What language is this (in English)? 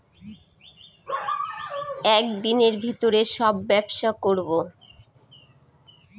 Bangla